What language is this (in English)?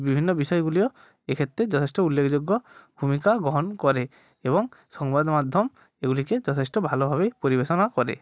Bangla